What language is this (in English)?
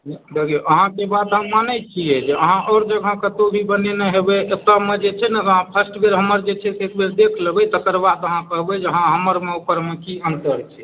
Maithili